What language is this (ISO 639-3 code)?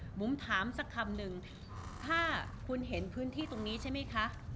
tha